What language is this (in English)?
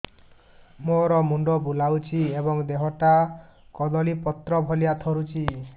Odia